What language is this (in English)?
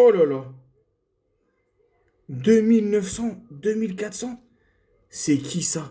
French